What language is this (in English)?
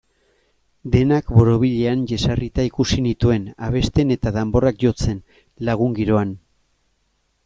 Basque